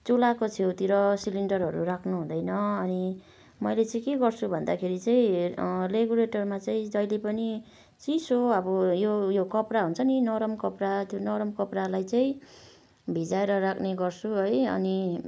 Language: Nepali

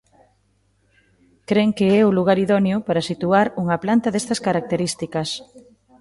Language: Galician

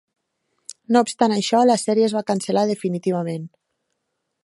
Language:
Catalan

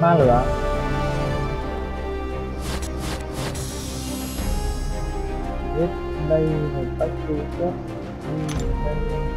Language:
Vietnamese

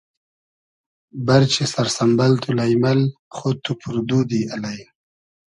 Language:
Hazaragi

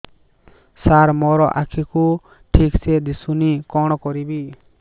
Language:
Odia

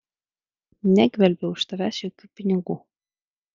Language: Lithuanian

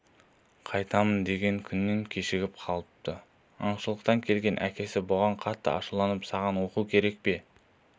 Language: Kazakh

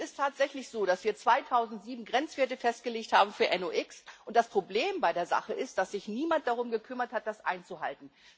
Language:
German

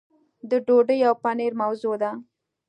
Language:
Pashto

